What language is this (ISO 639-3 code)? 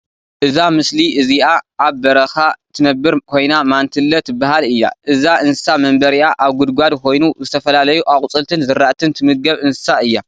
tir